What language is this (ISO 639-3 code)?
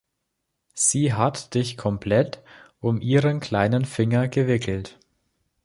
deu